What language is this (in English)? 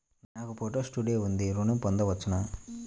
Telugu